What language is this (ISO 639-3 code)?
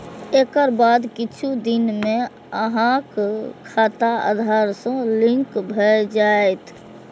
mai